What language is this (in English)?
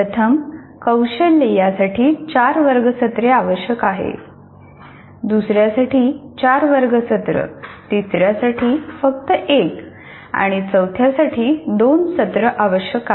Marathi